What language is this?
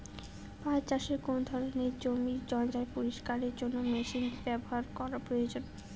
Bangla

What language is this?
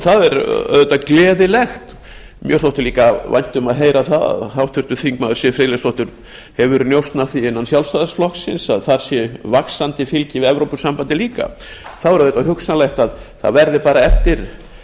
Icelandic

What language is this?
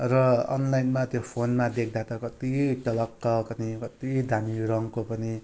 Nepali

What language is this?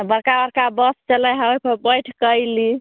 Maithili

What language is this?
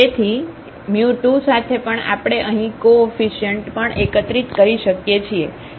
Gujarati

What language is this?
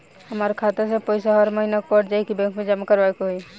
Bhojpuri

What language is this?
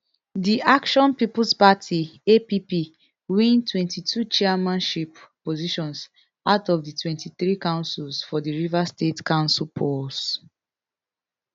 Nigerian Pidgin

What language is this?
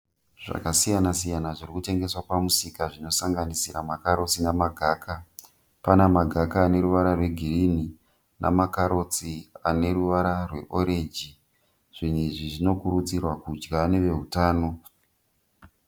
Shona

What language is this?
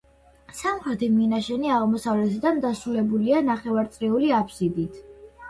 Georgian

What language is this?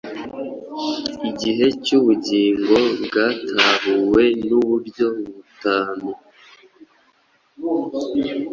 Kinyarwanda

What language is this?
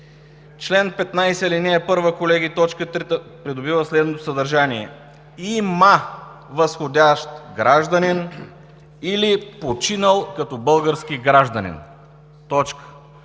Bulgarian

